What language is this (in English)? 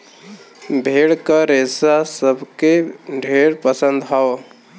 Bhojpuri